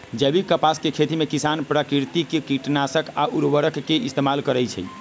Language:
Magahi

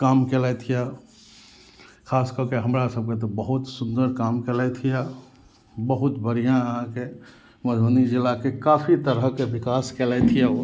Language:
Maithili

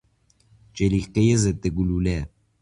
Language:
Persian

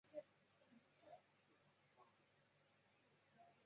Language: Chinese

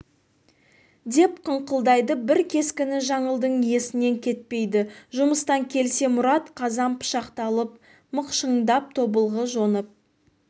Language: Kazakh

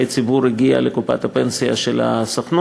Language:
Hebrew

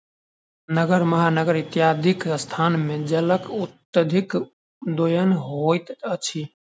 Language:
Maithili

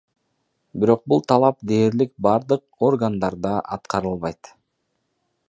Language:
Kyrgyz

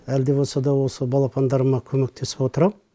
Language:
Kazakh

